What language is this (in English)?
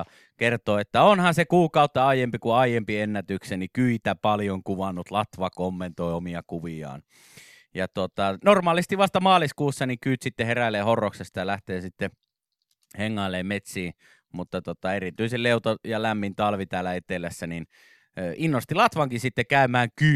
Finnish